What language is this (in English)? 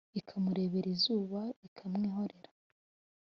Kinyarwanda